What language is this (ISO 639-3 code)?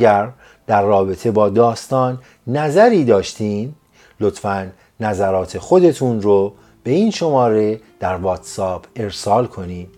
fas